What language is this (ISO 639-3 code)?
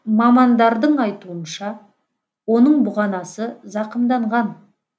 kaz